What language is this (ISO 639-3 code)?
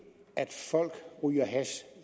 dan